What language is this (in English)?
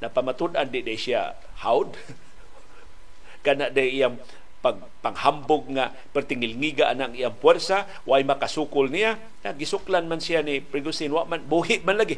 Filipino